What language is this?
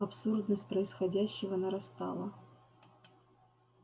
Russian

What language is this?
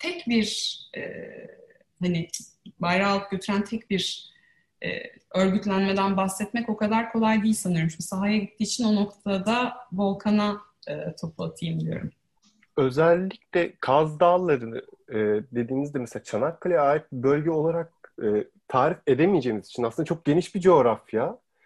Turkish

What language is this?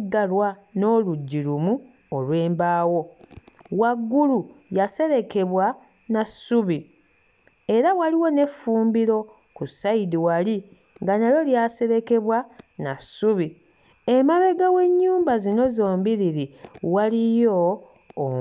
Ganda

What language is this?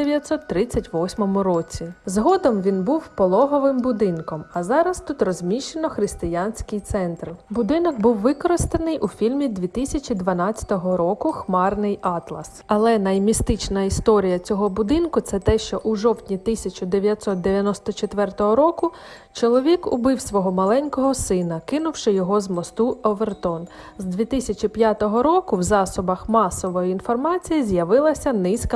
Ukrainian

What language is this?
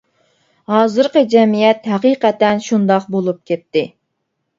Uyghur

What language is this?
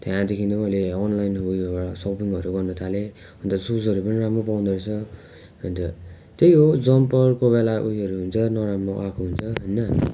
Nepali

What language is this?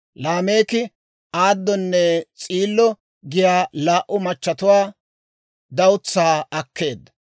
Dawro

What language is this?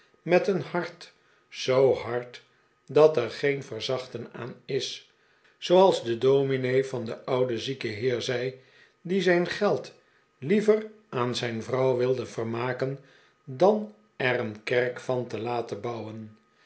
Dutch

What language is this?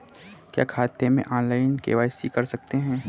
Hindi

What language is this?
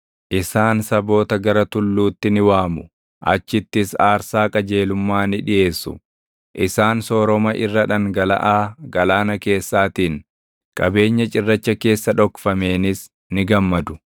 Oromo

